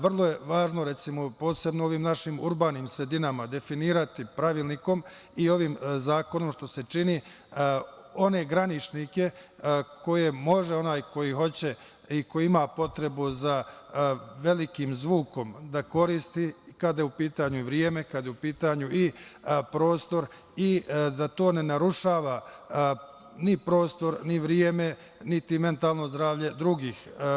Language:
Serbian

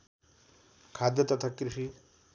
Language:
Nepali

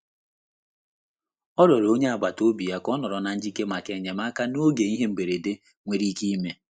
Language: Igbo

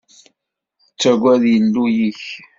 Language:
Kabyle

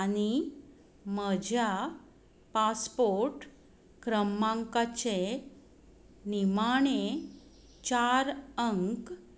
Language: Konkani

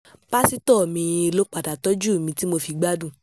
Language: Yoruba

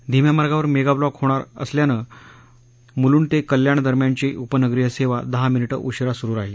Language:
Marathi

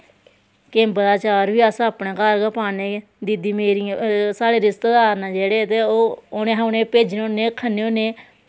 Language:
Dogri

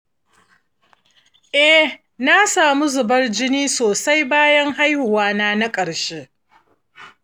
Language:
Hausa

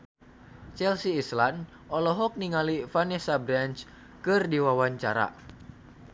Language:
Sundanese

